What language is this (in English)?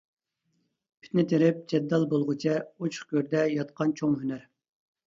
Uyghur